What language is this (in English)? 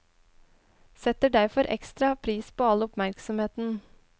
Norwegian